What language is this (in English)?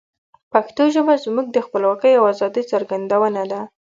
Pashto